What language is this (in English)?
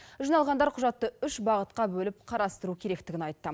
Kazakh